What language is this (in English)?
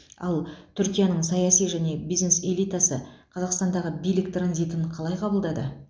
Kazakh